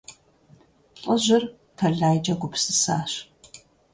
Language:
Kabardian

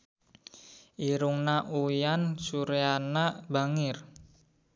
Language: Sundanese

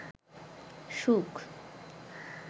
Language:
Bangla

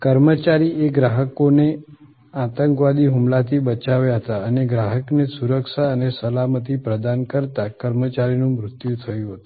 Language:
Gujarati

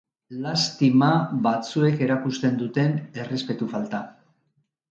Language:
Basque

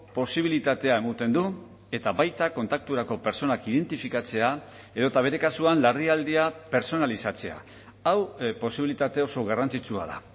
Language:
Basque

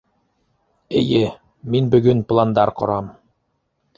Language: Bashkir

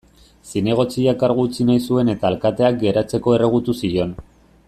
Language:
Basque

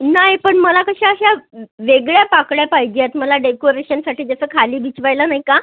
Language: Marathi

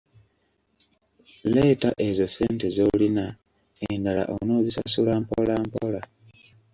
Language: Ganda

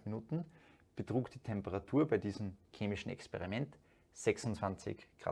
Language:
German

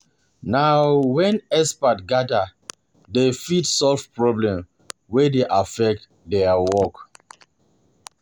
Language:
Nigerian Pidgin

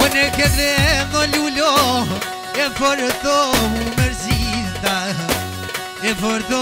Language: Romanian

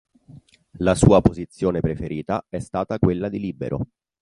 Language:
Italian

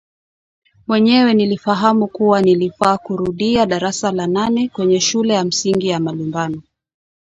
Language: Swahili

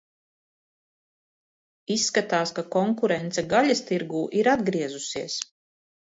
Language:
Latvian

